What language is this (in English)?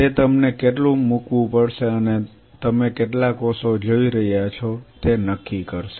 Gujarati